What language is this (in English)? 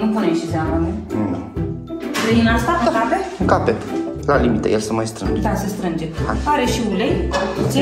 Romanian